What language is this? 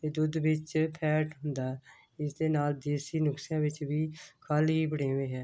Punjabi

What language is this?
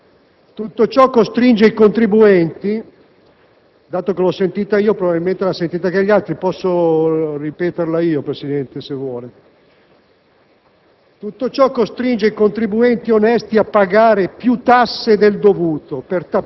Italian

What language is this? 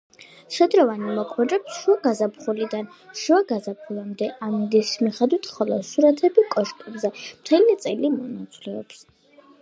Georgian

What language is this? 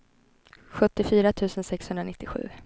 Swedish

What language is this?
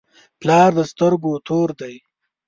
Pashto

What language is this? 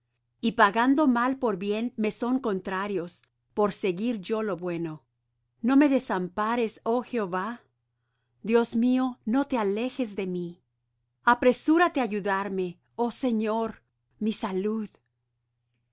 Spanish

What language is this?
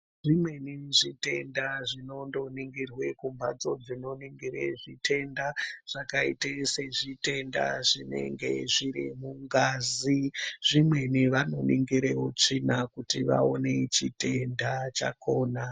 Ndau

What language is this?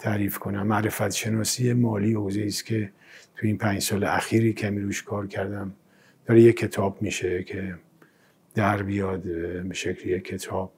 Persian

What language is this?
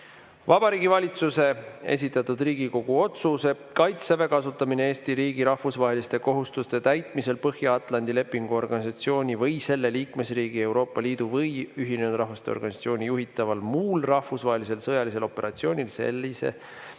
Estonian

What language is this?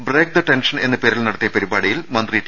Malayalam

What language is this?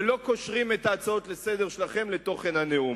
Hebrew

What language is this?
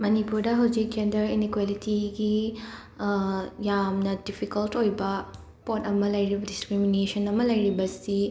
Manipuri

